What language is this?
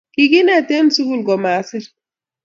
Kalenjin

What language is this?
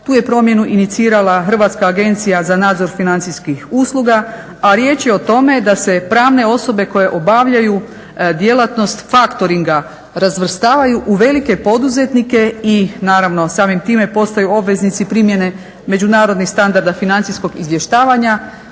Croatian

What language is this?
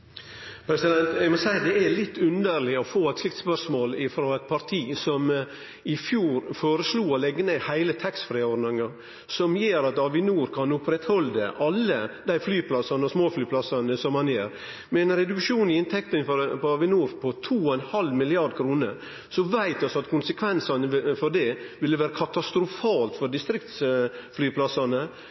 Norwegian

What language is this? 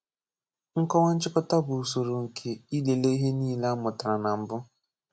Igbo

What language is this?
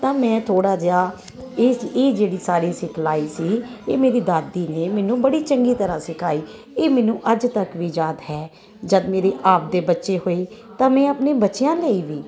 Punjabi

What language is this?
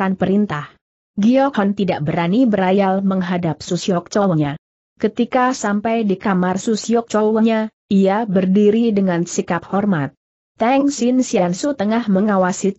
Indonesian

